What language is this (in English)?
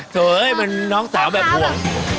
Thai